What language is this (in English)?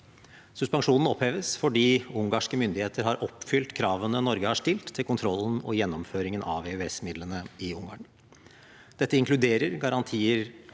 Norwegian